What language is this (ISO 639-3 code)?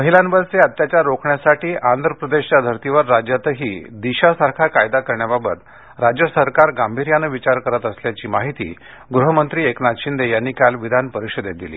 mar